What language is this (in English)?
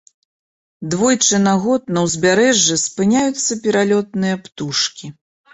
Belarusian